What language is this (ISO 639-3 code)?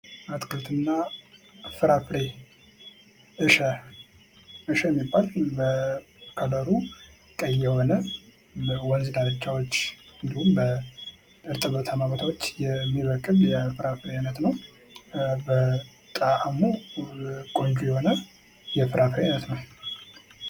amh